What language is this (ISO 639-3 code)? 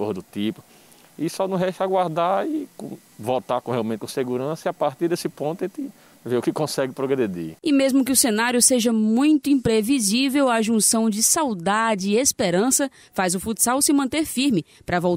por